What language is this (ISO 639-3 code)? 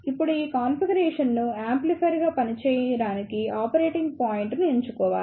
tel